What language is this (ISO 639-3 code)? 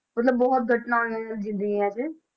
pan